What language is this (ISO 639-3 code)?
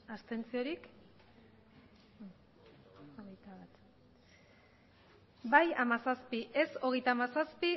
eus